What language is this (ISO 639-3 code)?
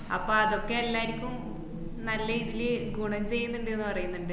mal